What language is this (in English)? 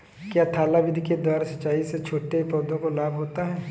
Hindi